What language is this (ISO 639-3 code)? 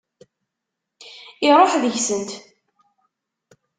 kab